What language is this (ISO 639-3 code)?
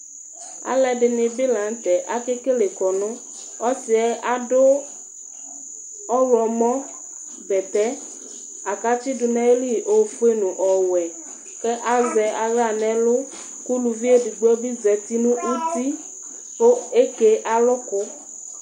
kpo